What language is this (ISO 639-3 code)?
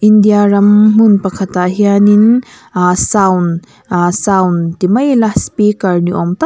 lus